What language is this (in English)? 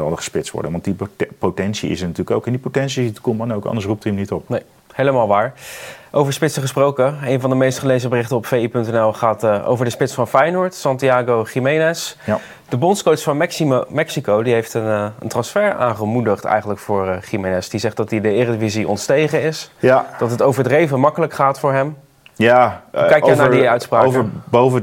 Dutch